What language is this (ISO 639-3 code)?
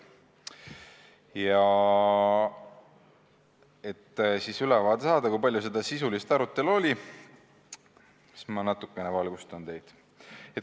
est